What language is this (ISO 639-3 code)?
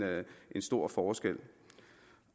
dan